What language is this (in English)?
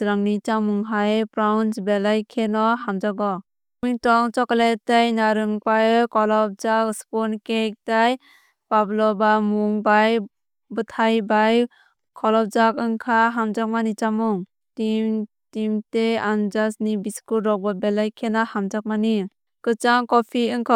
Kok Borok